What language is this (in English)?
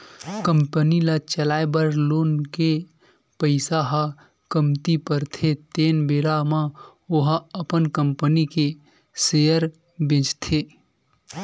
Chhattisgarhi